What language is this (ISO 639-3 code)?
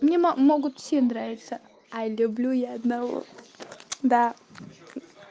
rus